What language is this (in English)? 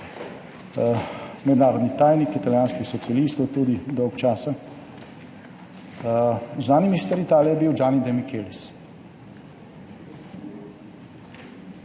Slovenian